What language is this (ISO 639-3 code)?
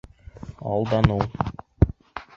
bak